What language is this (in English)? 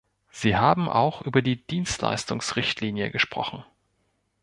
German